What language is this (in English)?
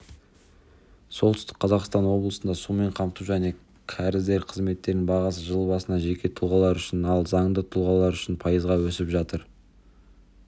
Kazakh